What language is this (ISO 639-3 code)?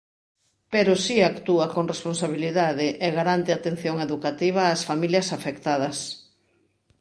glg